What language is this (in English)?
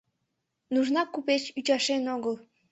Mari